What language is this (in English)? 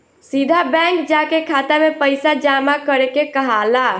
Bhojpuri